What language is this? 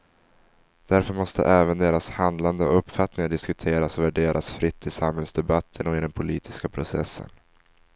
Swedish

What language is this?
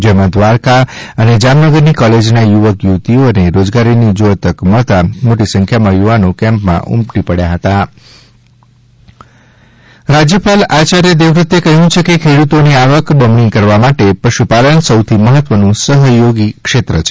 Gujarati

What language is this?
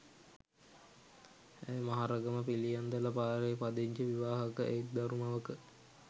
Sinhala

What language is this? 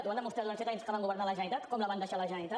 Catalan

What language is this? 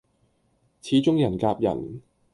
Cantonese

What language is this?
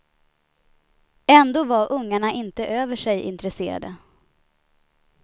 Swedish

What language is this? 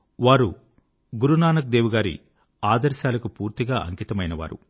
Telugu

